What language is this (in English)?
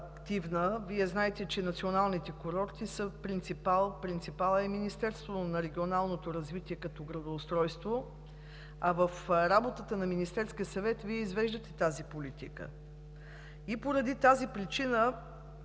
Bulgarian